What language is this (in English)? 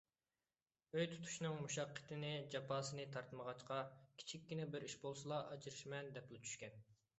Uyghur